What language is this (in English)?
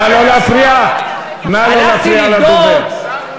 Hebrew